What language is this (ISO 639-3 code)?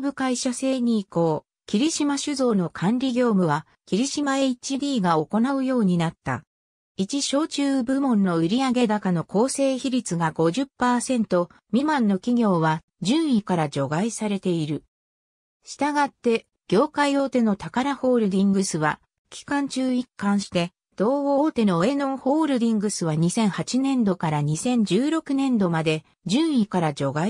jpn